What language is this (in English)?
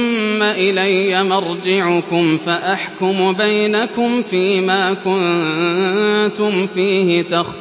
Arabic